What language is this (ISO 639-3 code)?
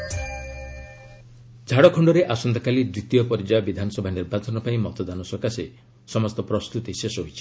ori